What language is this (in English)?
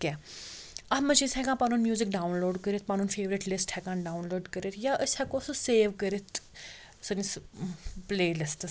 Kashmiri